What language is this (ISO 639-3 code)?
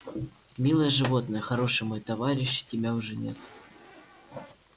rus